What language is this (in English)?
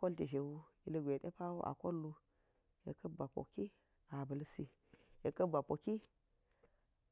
Geji